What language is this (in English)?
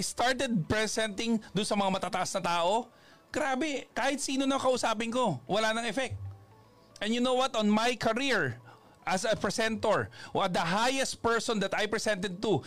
Filipino